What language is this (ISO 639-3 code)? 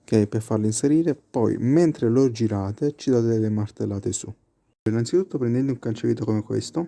ita